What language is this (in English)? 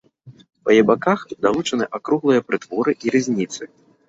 Belarusian